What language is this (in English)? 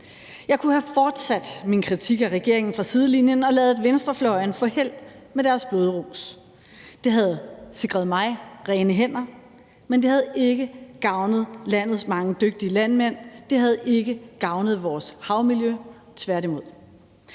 Danish